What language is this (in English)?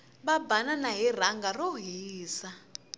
Tsonga